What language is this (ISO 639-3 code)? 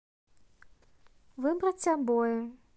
rus